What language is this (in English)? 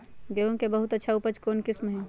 Magahi